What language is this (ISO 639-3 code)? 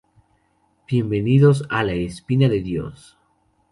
spa